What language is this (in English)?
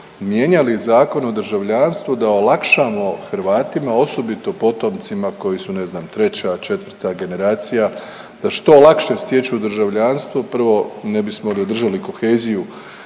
Croatian